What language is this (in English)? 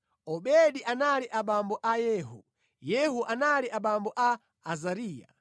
Nyanja